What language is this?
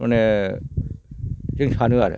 Bodo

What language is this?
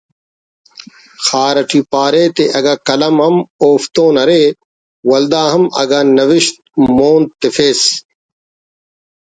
Brahui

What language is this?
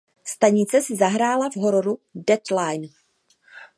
Czech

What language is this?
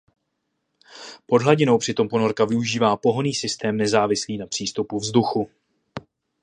Czech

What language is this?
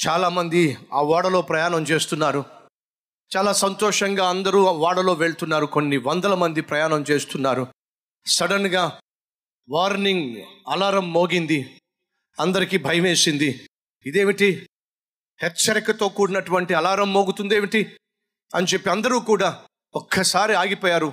Telugu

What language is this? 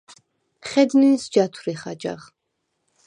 Svan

